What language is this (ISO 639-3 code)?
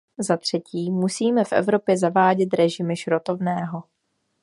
ces